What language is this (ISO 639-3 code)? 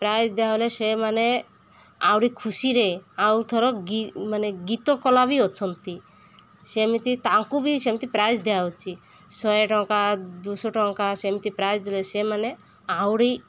ori